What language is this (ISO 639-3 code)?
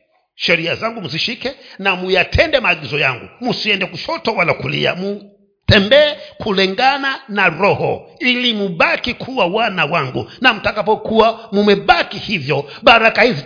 swa